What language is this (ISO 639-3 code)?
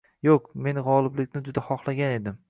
uzb